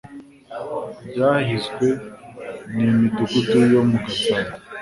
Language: Kinyarwanda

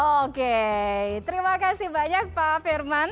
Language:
Indonesian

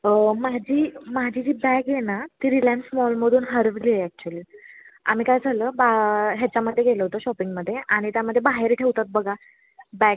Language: Marathi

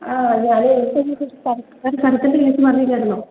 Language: Malayalam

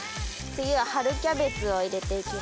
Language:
Japanese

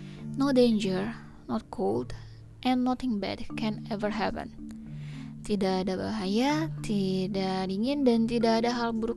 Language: Indonesian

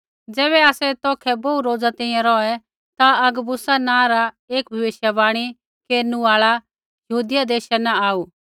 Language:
Kullu Pahari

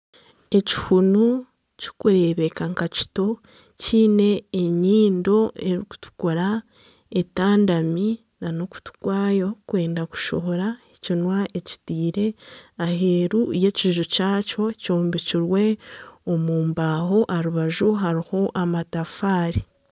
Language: Nyankole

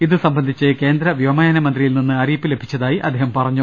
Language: Malayalam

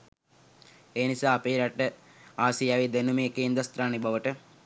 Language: Sinhala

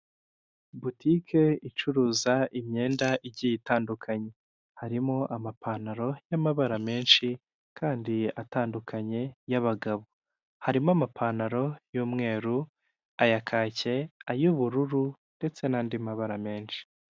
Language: Kinyarwanda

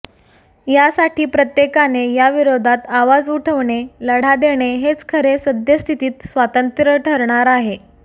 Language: Marathi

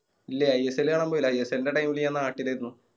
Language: Malayalam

